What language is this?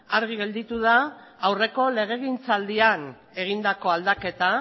Basque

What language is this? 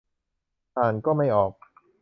Thai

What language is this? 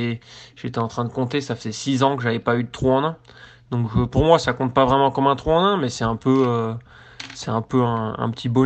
French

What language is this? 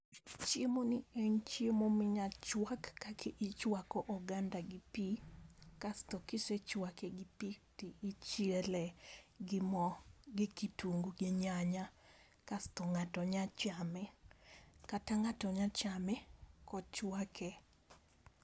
Luo (Kenya and Tanzania)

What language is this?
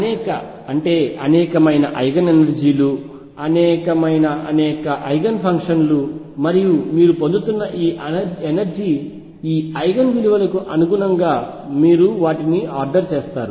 Telugu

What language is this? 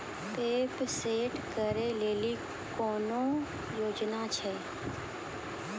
Maithili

